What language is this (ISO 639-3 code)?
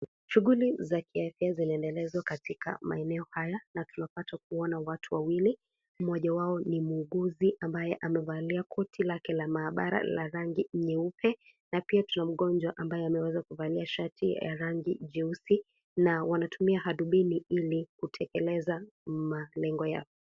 swa